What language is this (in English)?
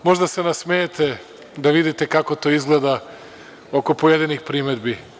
Serbian